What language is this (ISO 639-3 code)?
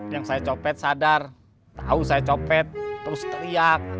ind